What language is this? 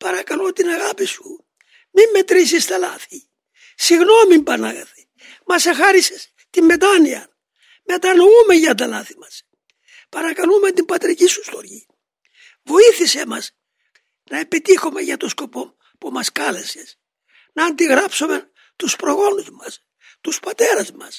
Greek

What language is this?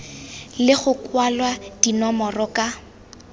Tswana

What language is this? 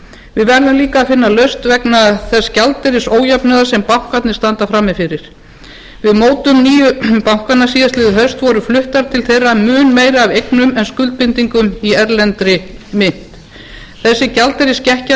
Icelandic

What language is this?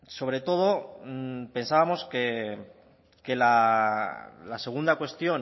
Spanish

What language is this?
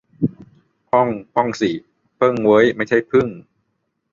Thai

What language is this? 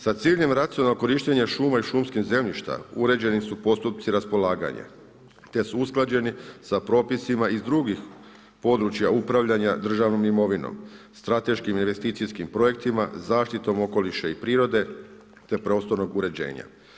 Croatian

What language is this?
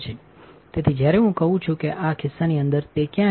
Gujarati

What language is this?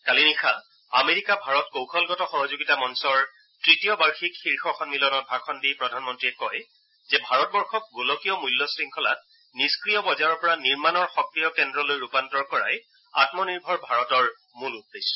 Assamese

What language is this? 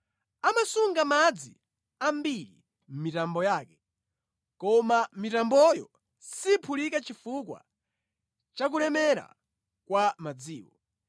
Nyanja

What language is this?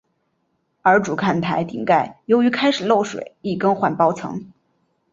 Chinese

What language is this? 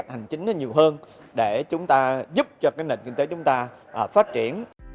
Vietnamese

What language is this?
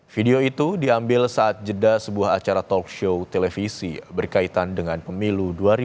Indonesian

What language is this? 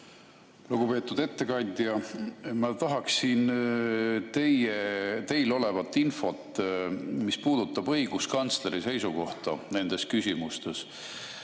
Estonian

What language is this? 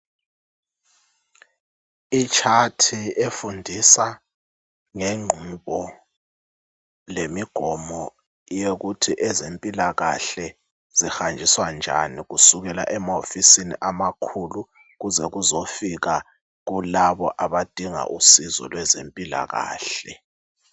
North Ndebele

